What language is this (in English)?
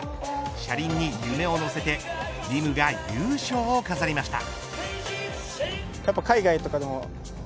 Japanese